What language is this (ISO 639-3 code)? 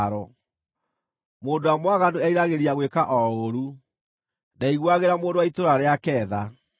kik